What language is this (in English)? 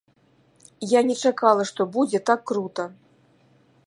Belarusian